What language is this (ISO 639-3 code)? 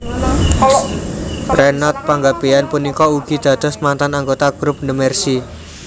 jav